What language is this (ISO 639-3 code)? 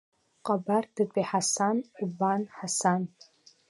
abk